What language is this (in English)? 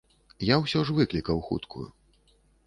Belarusian